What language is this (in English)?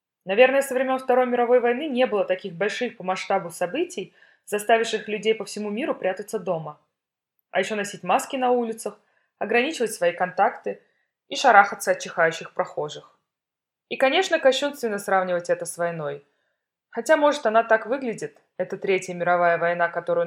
Russian